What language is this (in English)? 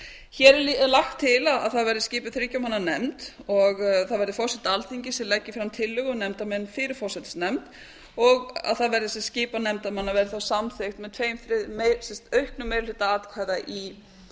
Icelandic